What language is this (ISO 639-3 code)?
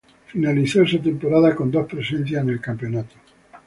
spa